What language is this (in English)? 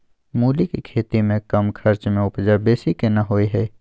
Maithili